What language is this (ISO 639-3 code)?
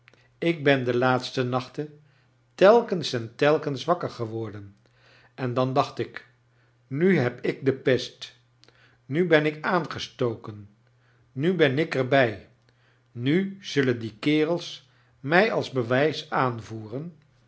nld